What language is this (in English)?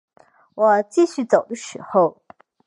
Chinese